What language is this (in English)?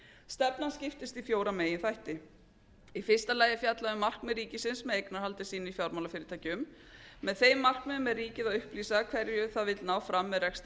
Icelandic